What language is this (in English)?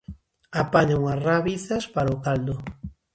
Galician